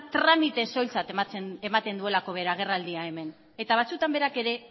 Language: Basque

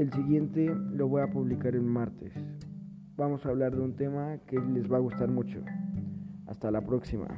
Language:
Spanish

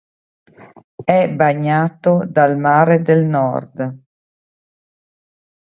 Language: Italian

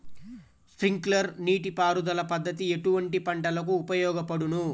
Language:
Telugu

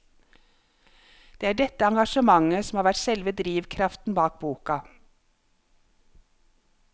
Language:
Norwegian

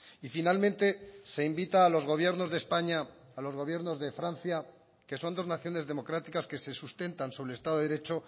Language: Spanish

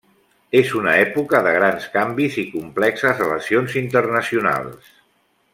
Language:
Catalan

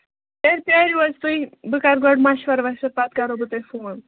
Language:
Kashmiri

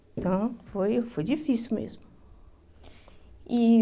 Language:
Portuguese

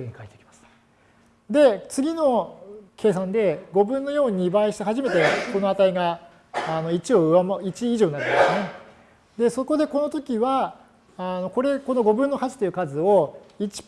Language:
Japanese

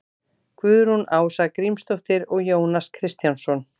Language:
Icelandic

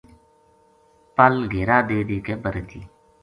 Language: Gujari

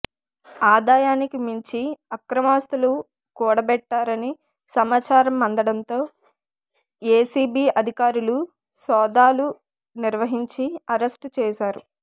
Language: Telugu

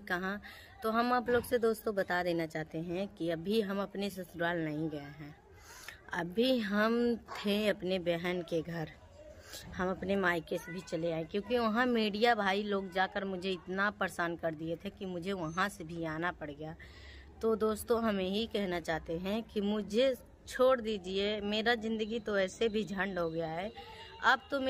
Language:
Hindi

